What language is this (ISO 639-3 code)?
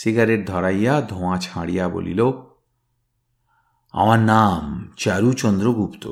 ben